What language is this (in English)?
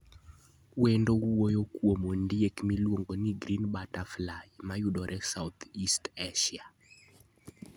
Luo (Kenya and Tanzania)